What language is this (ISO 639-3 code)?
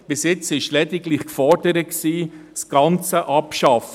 gsw